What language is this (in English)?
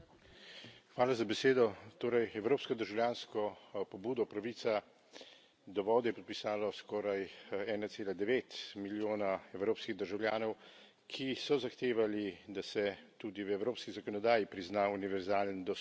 Slovenian